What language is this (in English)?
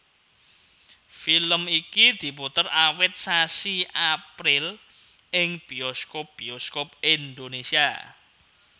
Javanese